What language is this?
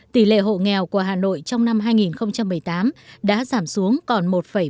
Vietnamese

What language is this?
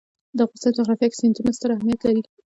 Pashto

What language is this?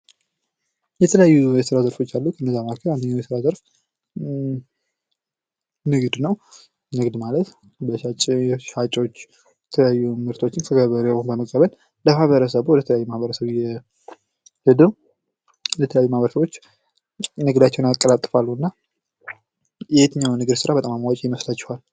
Amharic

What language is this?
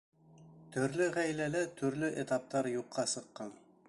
Bashkir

